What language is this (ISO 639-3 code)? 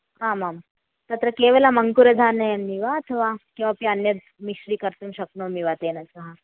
san